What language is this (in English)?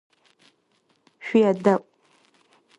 Adyghe